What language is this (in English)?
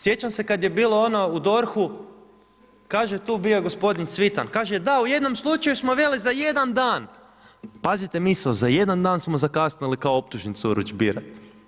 Croatian